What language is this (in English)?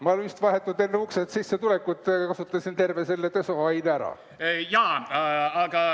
Estonian